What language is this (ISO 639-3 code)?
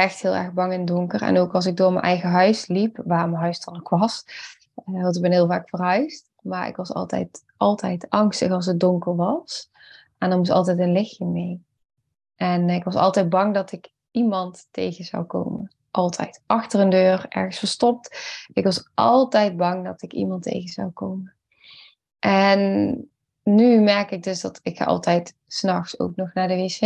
nld